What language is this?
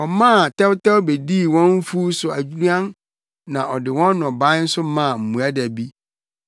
Akan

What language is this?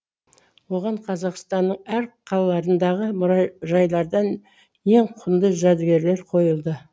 Kazakh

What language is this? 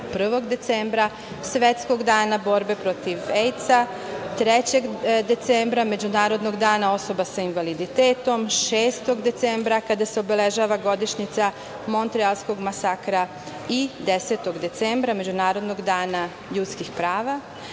Serbian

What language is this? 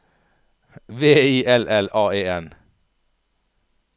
Norwegian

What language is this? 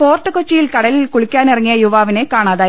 Malayalam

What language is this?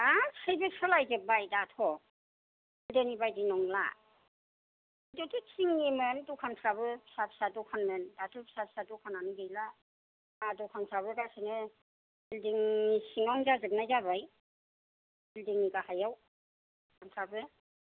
Bodo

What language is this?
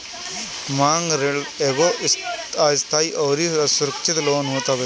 Bhojpuri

